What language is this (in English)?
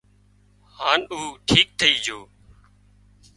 Wadiyara Koli